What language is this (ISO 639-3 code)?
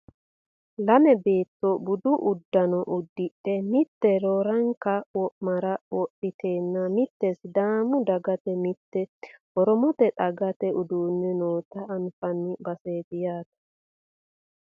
sid